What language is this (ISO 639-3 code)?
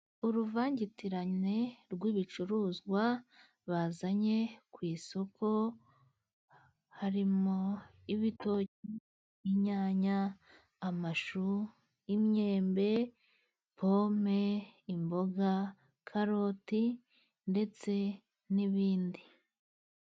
kin